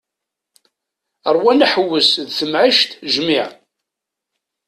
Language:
Kabyle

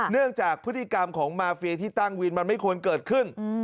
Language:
Thai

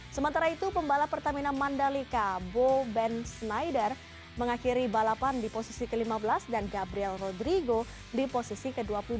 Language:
Indonesian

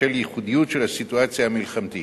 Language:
Hebrew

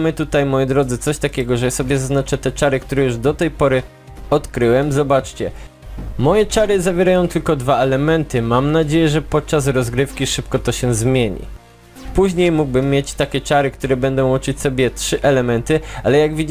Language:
Polish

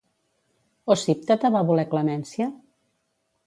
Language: Catalan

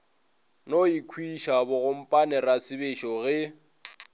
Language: Northern Sotho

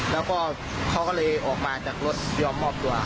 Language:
Thai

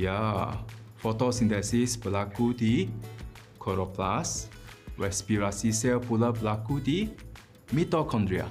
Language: Malay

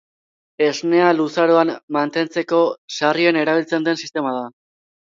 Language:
Basque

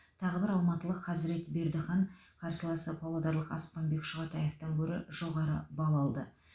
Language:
Kazakh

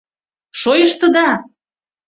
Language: Mari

